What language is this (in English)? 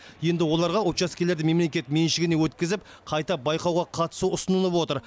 Kazakh